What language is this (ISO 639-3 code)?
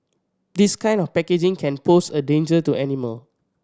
eng